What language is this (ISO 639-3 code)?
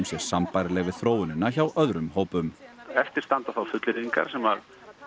isl